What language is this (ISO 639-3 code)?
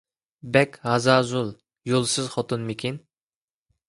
uig